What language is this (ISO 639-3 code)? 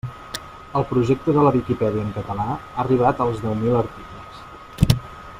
cat